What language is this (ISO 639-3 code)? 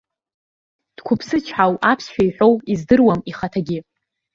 abk